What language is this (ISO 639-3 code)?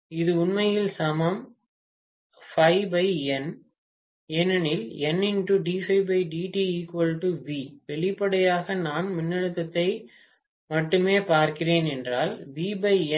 tam